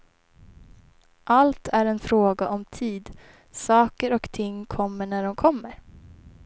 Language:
Swedish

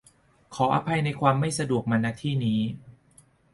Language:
Thai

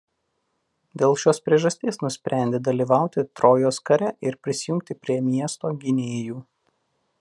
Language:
Lithuanian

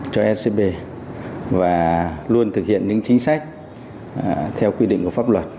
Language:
Vietnamese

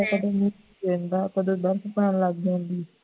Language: Punjabi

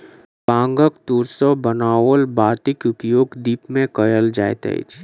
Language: Maithili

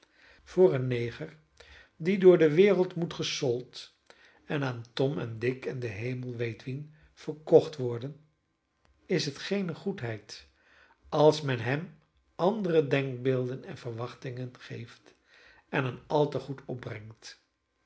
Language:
Dutch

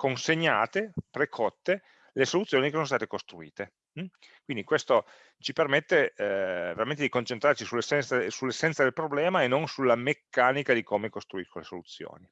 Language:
Italian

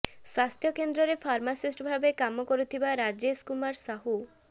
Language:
Odia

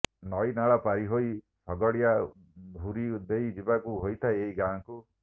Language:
Odia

